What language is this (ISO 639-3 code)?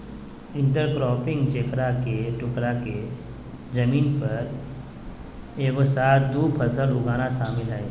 mag